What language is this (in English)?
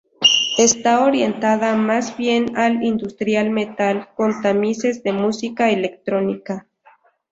Spanish